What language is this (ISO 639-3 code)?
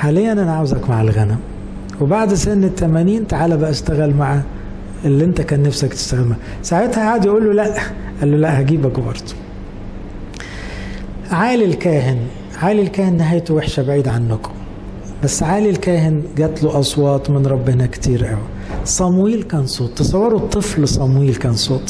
ara